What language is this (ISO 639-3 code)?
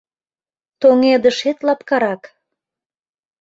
chm